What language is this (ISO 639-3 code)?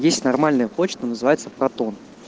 rus